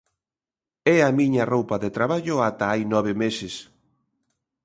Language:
Galician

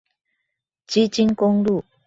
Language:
Chinese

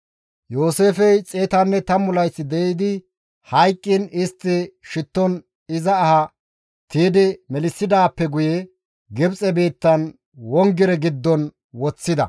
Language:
Gamo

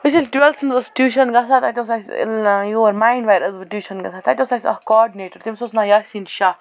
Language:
Kashmiri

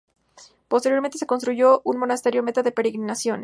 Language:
Spanish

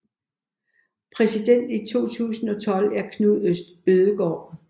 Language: Danish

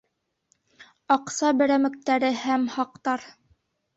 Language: Bashkir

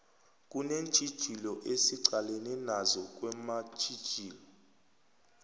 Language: South Ndebele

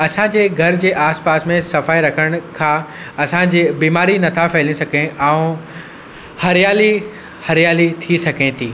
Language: Sindhi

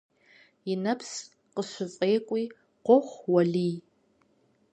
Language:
Kabardian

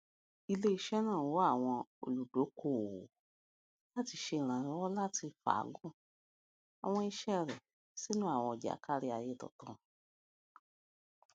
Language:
Yoruba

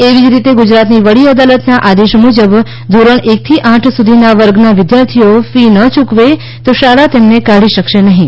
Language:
Gujarati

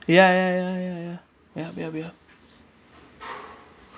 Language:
English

